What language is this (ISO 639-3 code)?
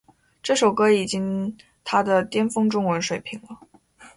zho